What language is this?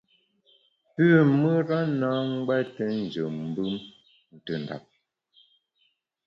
Bamun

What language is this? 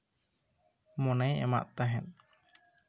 Santali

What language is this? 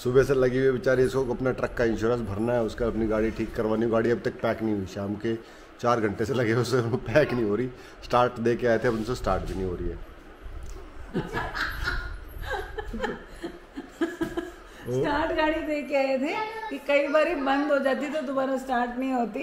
Hindi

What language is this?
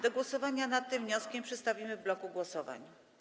Polish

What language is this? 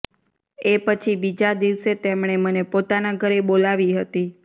Gujarati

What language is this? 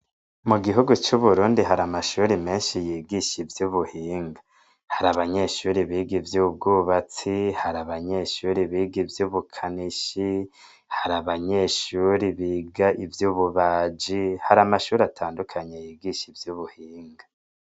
Rundi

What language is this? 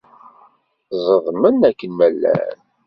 Kabyle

